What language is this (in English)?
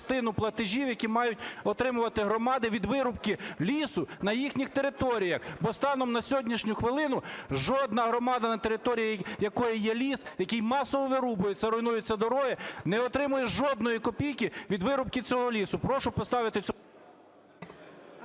Ukrainian